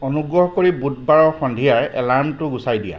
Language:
Assamese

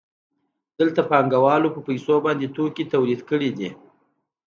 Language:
Pashto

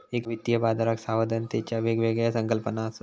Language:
Marathi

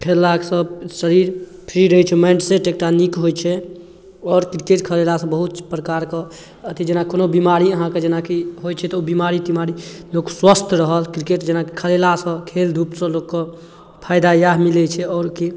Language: Maithili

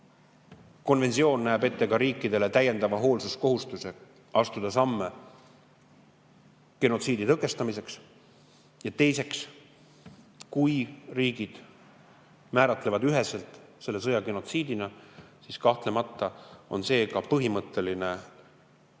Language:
Estonian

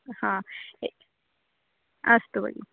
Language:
Sanskrit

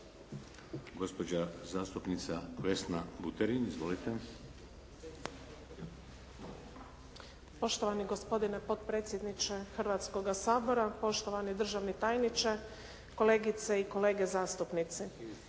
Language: Croatian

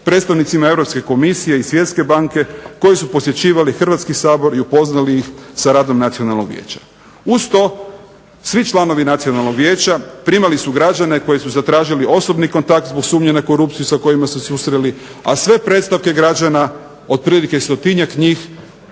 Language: Croatian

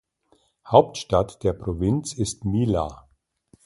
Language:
German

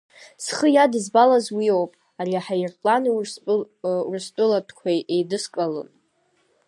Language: Abkhazian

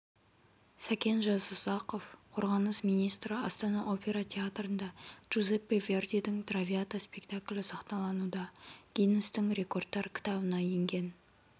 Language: Kazakh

